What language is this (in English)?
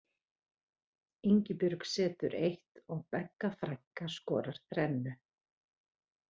Icelandic